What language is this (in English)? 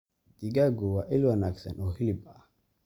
Somali